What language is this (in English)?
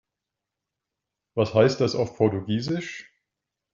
German